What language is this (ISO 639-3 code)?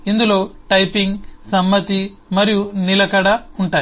tel